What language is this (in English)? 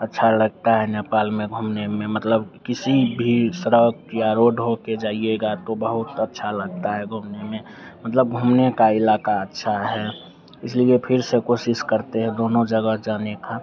Hindi